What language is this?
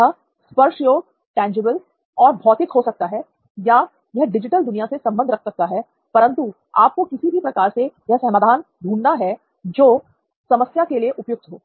Hindi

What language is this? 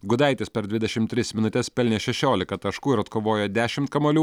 Lithuanian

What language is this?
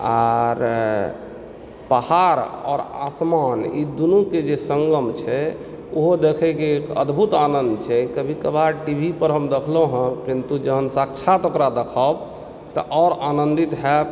Maithili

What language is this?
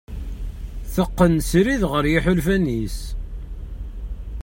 Kabyle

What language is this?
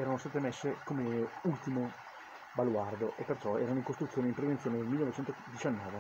Italian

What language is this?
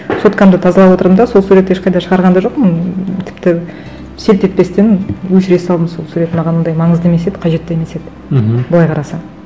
Kazakh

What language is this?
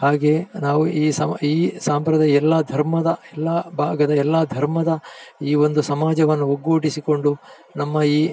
Kannada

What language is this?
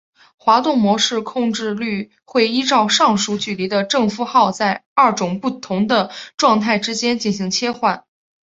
Chinese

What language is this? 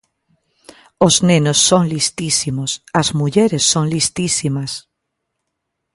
Galician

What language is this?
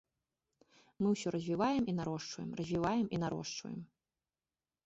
Belarusian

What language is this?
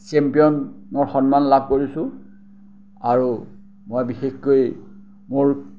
Assamese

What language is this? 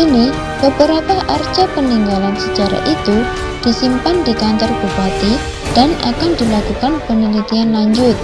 Indonesian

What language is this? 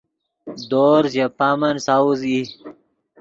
Yidgha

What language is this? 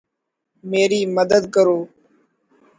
Urdu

